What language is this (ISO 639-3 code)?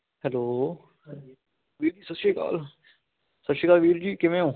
pan